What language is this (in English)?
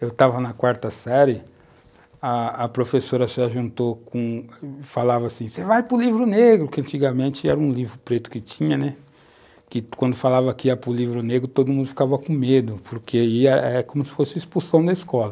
Portuguese